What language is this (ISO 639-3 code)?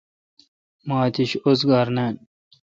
xka